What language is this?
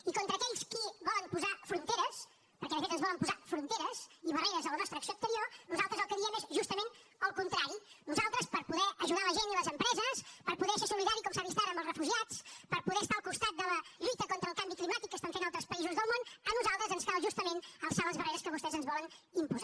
Catalan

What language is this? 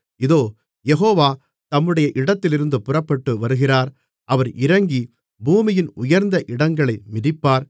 Tamil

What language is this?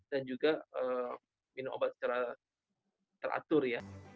Indonesian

